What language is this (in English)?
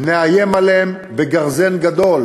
Hebrew